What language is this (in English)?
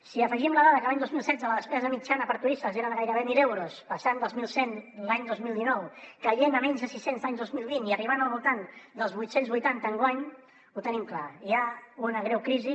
Catalan